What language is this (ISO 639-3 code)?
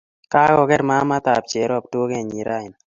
kln